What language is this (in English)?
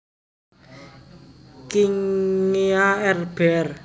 Javanese